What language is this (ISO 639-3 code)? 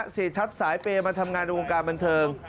tha